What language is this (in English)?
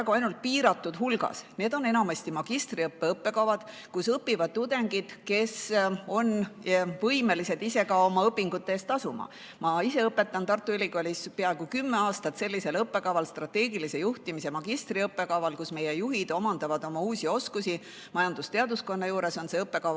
Estonian